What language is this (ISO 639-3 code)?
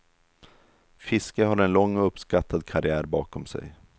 swe